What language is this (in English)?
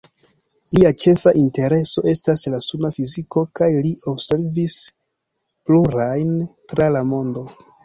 Esperanto